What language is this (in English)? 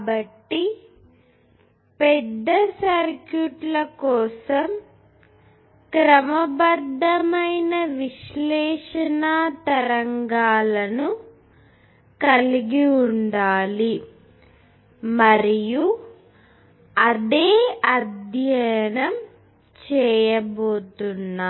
Telugu